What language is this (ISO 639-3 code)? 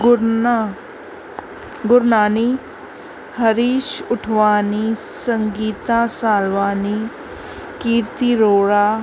snd